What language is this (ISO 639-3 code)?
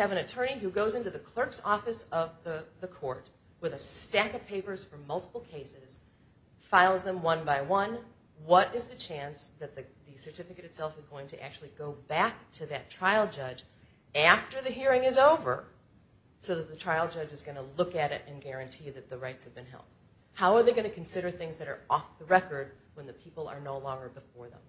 eng